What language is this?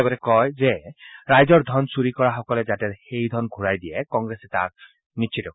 Assamese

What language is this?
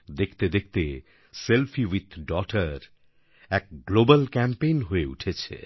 Bangla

